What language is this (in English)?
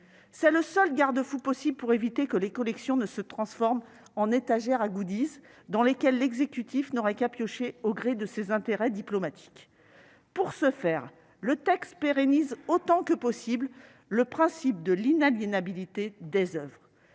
French